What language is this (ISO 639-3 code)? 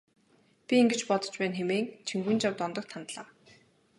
mon